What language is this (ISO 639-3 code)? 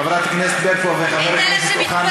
heb